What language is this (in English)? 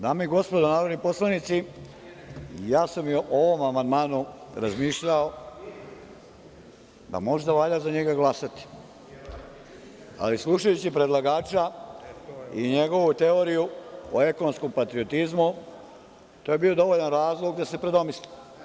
Serbian